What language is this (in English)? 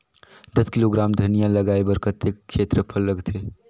Chhattisgarhi